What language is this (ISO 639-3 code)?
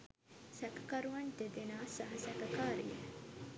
sin